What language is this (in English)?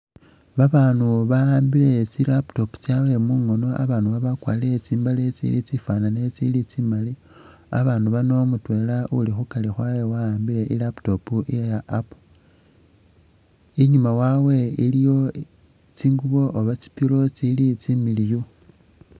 Masaaba